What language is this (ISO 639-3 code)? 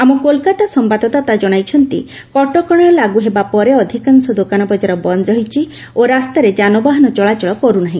ori